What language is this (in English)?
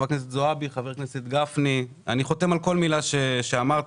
Hebrew